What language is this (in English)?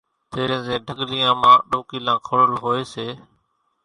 Kachi Koli